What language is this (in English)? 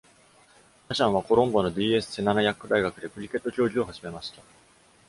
Japanese